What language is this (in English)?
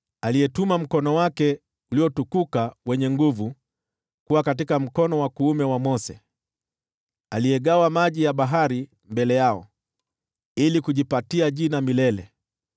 Swahili